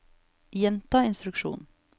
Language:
Norwegian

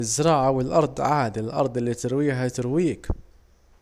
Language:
Saidi Arabic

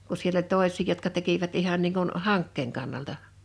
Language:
Finnish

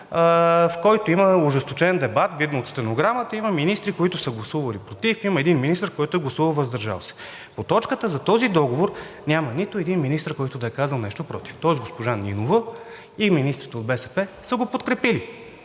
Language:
Bulgarian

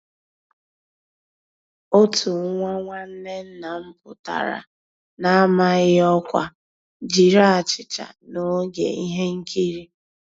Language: Igbo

